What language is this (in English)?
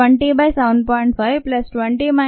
Telugu